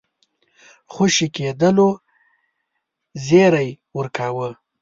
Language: Pashto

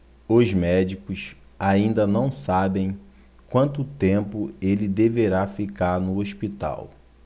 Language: Portuguese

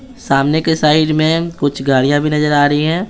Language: Hindi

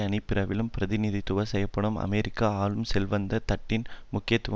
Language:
Tamil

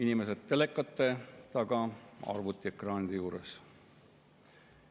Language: Estonian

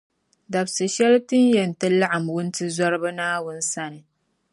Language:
Dagbani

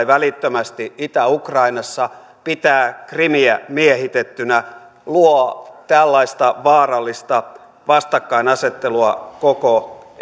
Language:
Finnish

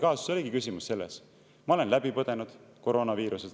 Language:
Estonian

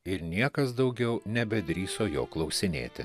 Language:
Lithuanian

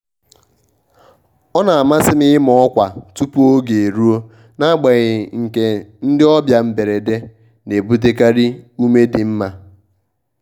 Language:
Igbo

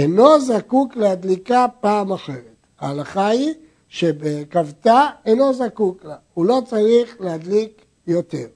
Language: Hebrew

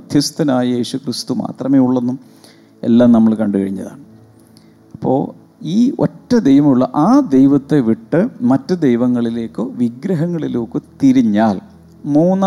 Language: Malayalam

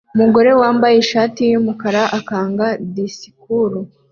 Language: Kinyarwanda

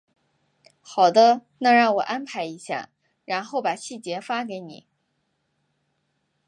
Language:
Chinese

